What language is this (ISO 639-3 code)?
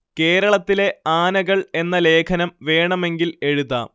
mal